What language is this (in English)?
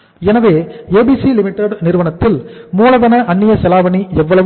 Tamil